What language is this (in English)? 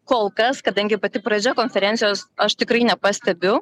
Lithuanian